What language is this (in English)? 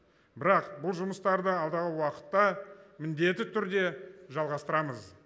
Kazakh